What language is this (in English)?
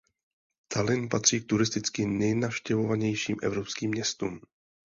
Czech